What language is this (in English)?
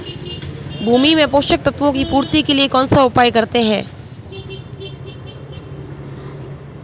Hindi